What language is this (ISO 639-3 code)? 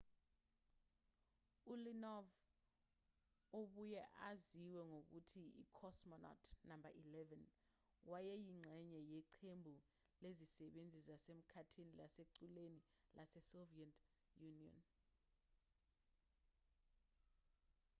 zul